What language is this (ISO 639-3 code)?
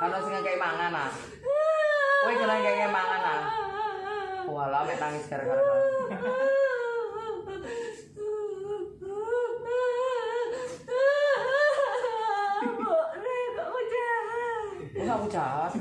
ind